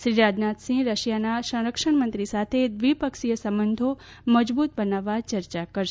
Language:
Gujarati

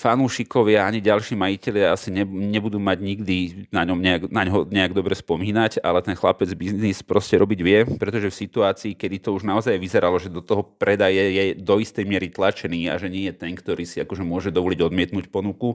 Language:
Slovak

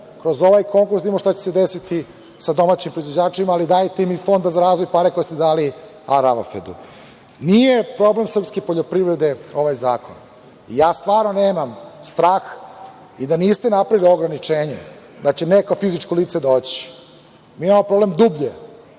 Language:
Serbian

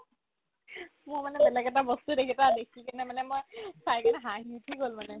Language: Assamese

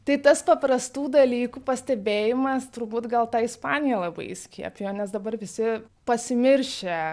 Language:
Lithuanian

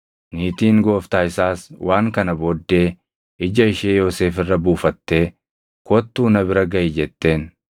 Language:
Oromo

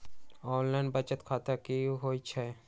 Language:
Magahi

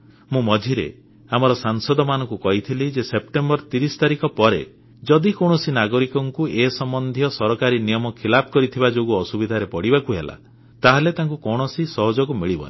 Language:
Odia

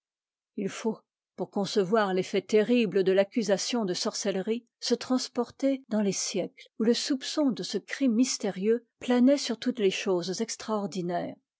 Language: French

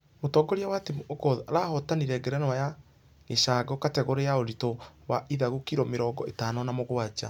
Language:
Kikuyu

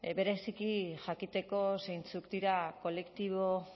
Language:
Basque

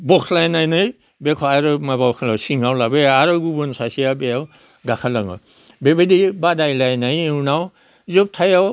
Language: Bodo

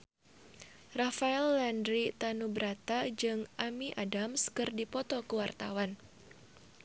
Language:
Sundanese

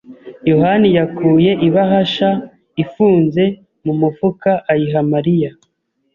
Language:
Kinyarwanda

